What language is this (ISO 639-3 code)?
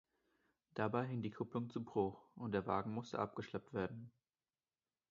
deu